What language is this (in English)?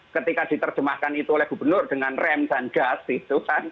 Indonesian